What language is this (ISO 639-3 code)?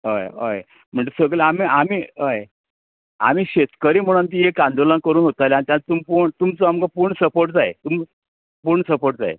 kok